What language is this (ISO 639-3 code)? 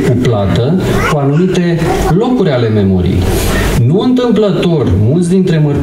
ron